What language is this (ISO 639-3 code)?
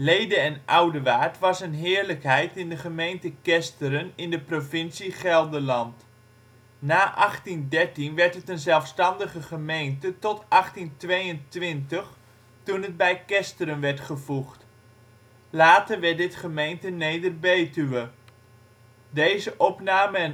nld